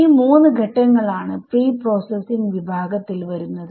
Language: Malayalam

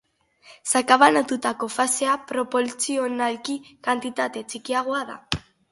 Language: Basque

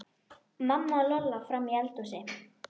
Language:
Icelandic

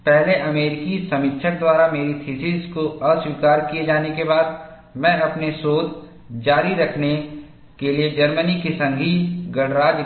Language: Hindi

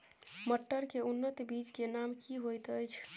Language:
Maithili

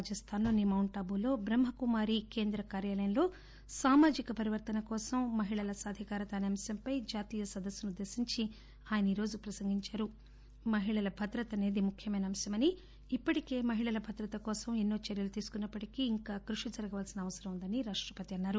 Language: Telugu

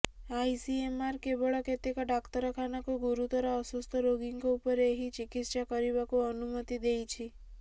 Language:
Odia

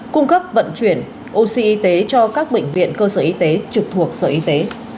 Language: Vietnamese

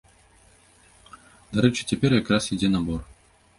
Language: Belarusian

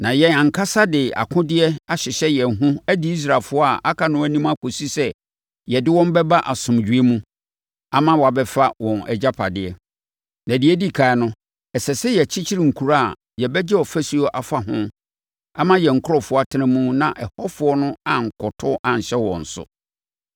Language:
Akan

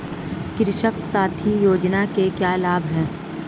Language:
Hindi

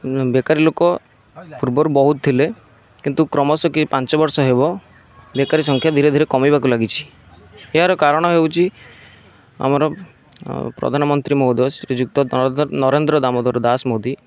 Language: Odia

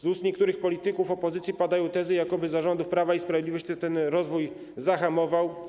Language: Polish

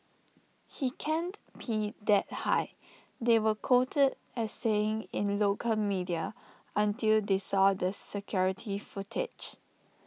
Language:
English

